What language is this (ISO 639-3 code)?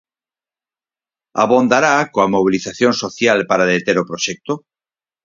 glg